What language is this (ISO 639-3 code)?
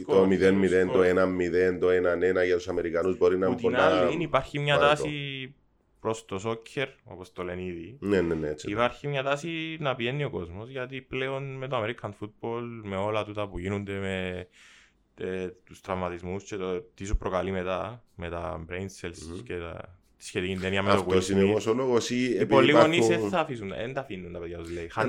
ell